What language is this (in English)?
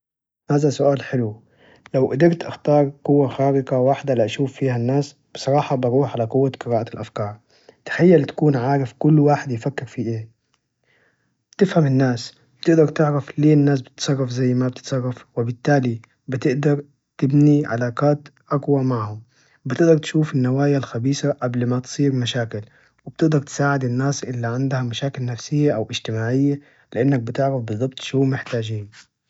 Najdi Arabic